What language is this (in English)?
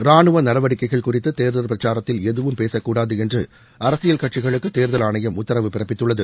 Tamil